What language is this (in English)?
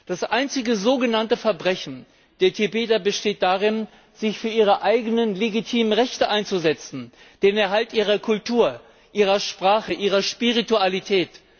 German